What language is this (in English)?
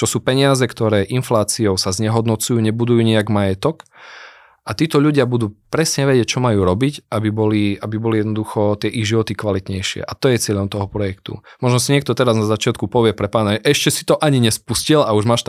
Slovak